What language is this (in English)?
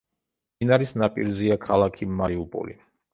Georgian